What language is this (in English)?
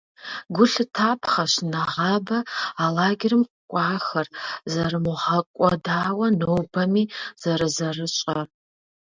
Kabardian